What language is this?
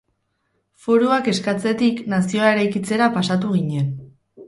Basque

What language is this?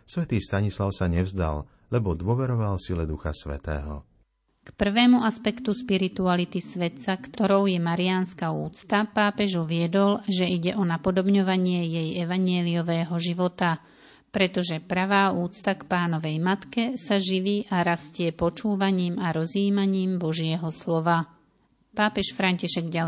Slovak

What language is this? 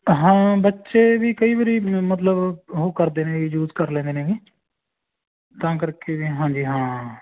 Punjabi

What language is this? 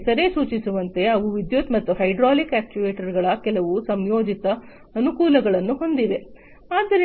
Kannada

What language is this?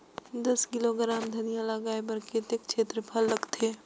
Chhattisgarhi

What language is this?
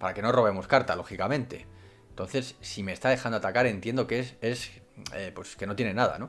Spanish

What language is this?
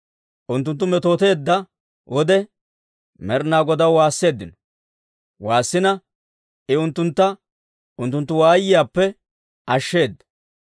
Dawro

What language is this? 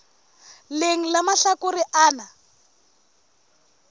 Southern Sotho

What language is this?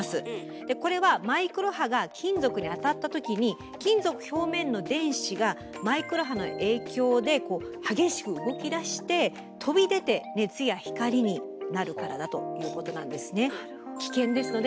Japanese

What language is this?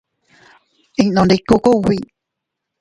Teutila Cuicatec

